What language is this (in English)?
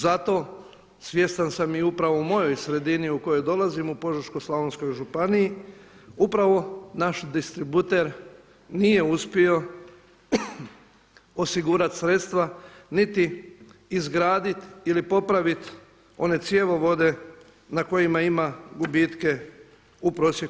Croatian